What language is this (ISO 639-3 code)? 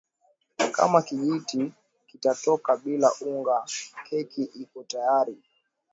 swa